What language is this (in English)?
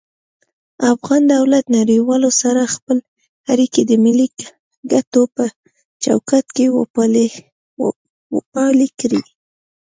Pashto